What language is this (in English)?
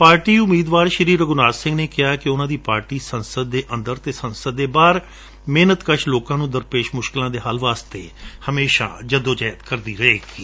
Punjabi